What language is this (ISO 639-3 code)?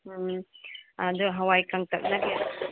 mni